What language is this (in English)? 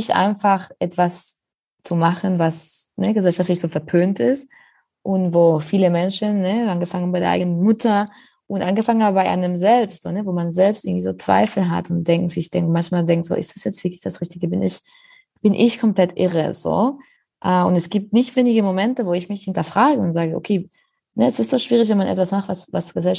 German